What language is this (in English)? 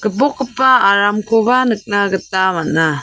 Garo